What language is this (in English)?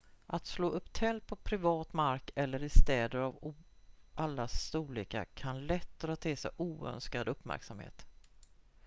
Swedish